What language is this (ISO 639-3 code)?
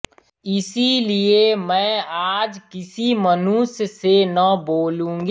hin